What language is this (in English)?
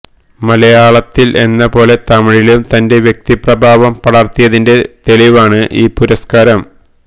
Malayalam